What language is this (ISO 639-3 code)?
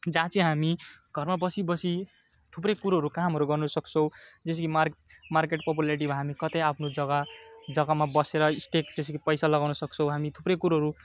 nep